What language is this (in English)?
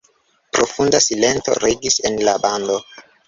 Esperanto